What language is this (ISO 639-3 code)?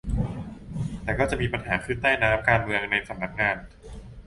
tha